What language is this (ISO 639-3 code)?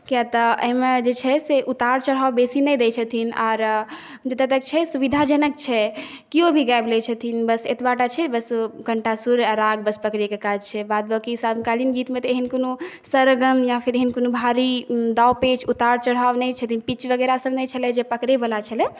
mai